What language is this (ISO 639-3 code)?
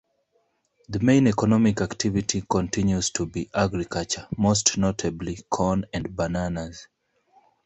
eng